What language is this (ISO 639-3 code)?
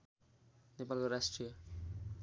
nep